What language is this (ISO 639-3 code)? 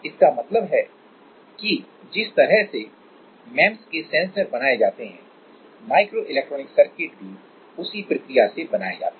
hin